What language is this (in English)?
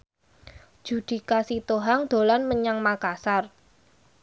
Javanese